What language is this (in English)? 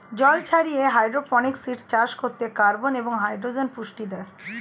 Bangla